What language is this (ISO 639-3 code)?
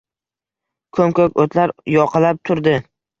uzb